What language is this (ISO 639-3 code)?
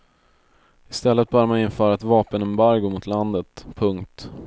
swe